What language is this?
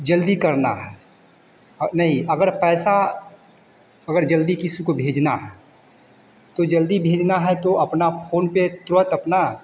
Hindi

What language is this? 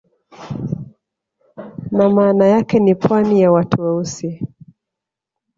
Swahili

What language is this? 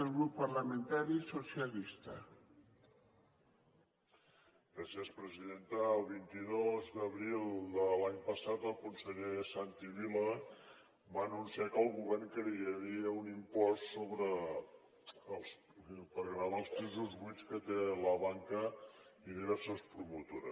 Catalan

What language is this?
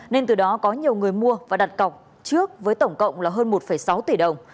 Vietnamese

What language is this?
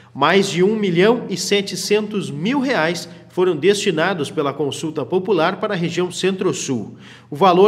Portuguese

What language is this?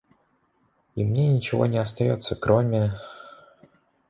Russian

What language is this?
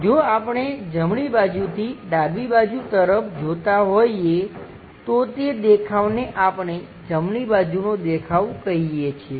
Gujarati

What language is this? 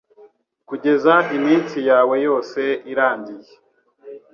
Kinyarwanda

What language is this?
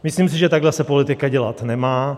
Czech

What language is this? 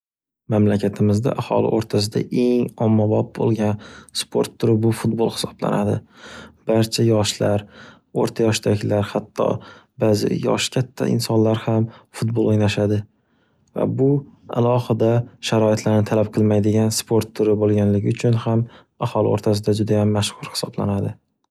Uzbek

